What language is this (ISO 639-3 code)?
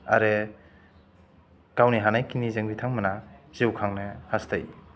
brx